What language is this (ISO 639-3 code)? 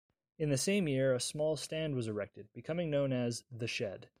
eng